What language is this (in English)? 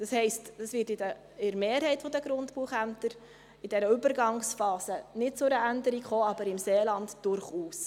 Swiss German